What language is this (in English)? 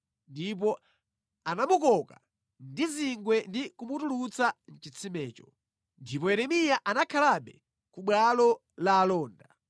Nyanja